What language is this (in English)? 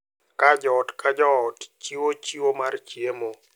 Luo (Kenya and Tanzania)